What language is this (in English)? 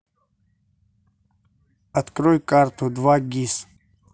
Russian